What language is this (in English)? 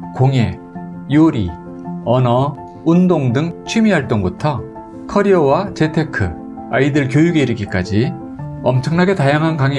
Korean